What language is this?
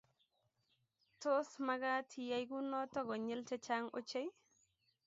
Kalenjin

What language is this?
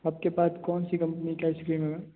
Hindi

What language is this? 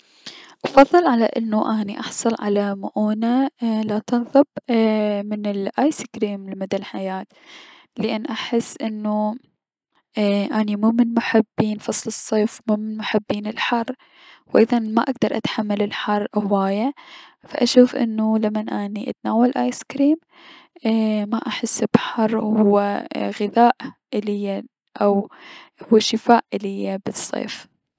Mesopotamian Arabic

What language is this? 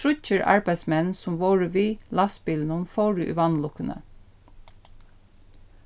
Faroese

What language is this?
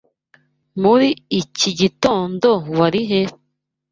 Kinyarwanda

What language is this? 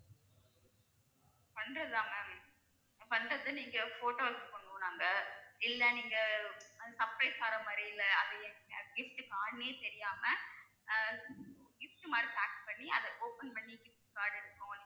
Tamil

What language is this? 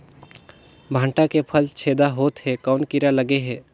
Chhattisgarhi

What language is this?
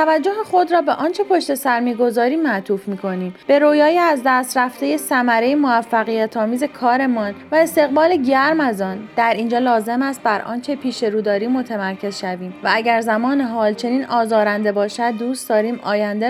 Persian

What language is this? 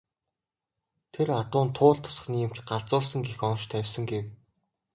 Mongolian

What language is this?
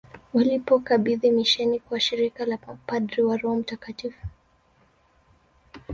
Swahili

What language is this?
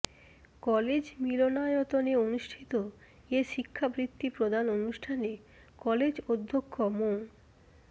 Bangla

